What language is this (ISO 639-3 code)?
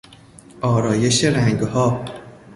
fas